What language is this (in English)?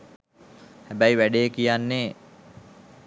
Sinhala